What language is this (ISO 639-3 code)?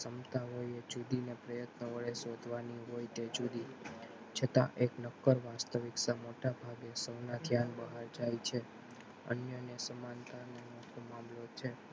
guj